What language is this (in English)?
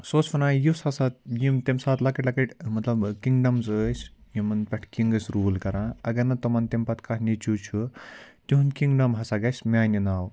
Kashmiri